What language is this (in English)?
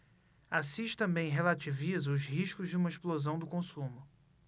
Portuguese